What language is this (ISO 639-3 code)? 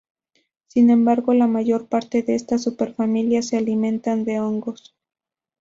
spa